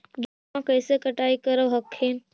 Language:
Magahi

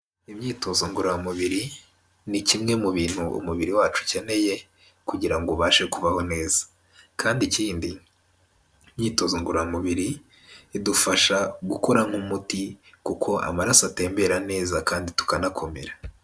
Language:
Kinyarwanda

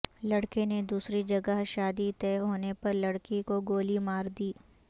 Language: Urdu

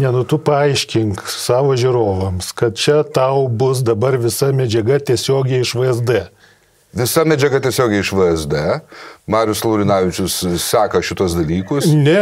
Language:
Lithuanian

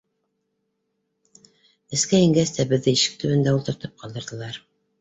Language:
Bashkir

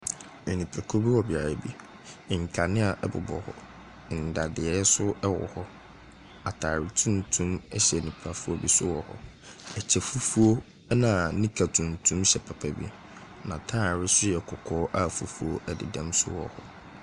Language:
Akan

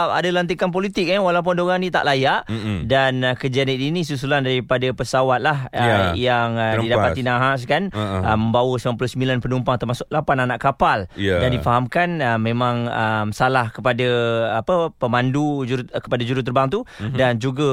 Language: Malay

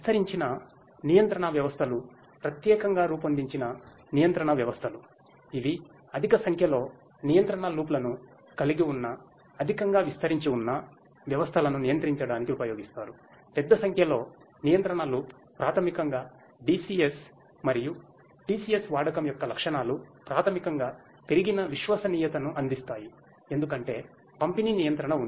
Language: Telugu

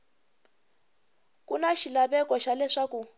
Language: Tsonga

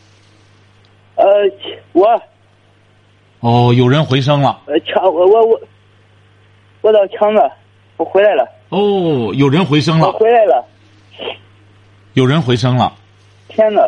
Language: Chinese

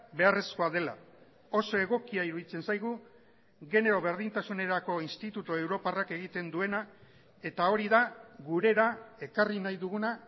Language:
Basque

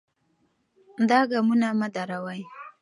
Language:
Pashto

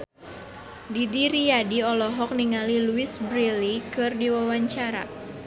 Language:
Sundanese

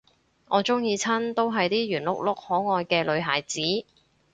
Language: Cantonese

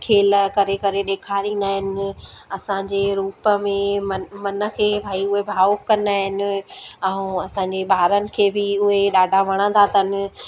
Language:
Sindhi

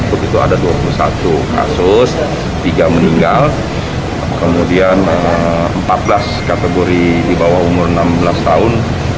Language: Indonesian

